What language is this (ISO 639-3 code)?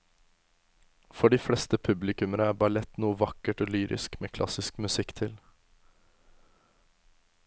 nor